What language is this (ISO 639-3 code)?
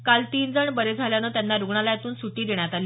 mar